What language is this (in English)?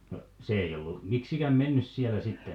Finnish